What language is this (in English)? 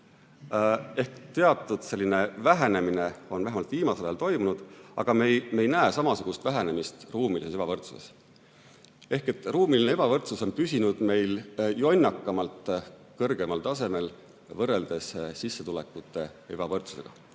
Estonian